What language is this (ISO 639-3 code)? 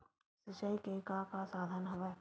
hne